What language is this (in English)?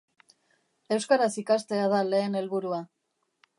Basque